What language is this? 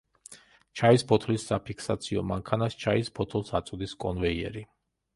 Georgian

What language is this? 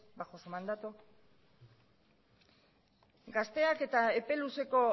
Basque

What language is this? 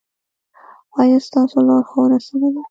Pashto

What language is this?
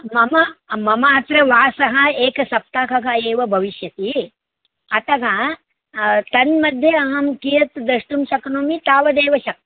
Sanskrit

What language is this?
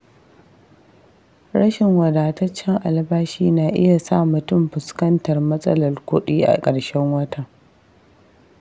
Hausa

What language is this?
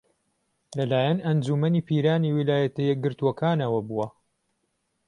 Central Kurdish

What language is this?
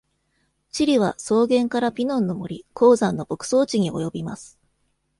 Japanese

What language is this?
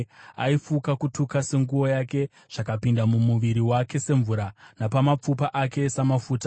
Shona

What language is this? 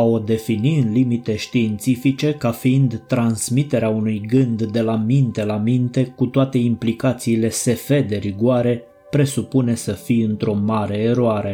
Romanian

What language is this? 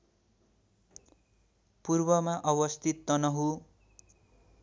Nepali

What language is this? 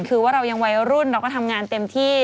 Thai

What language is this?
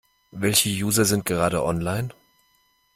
German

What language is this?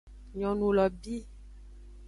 Aja (Benin)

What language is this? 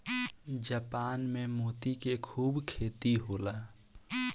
Bhojpuri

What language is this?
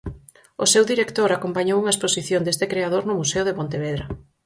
Galician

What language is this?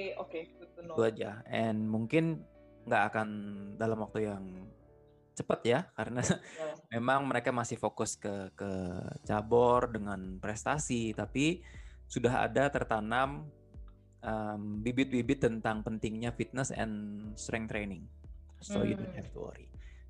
Indonesian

